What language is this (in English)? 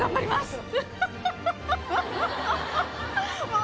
Japanese